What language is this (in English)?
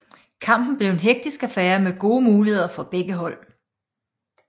Danish